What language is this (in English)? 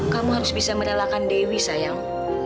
Indonesian